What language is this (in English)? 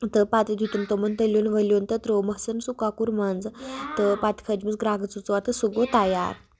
Kashmiri